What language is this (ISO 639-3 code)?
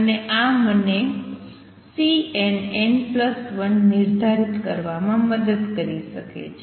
guj